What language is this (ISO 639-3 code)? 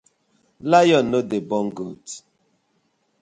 pcm